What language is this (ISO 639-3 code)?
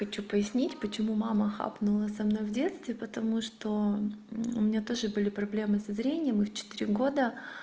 rus